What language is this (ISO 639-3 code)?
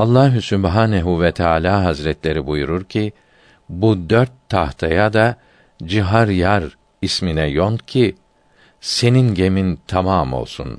tur